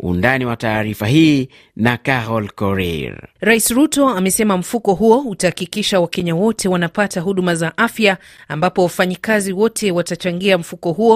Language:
Swahili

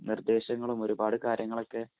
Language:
Malayalam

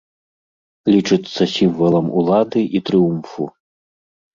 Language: Belarusian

